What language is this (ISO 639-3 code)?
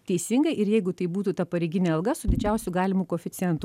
lit